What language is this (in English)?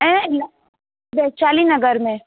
Sindhi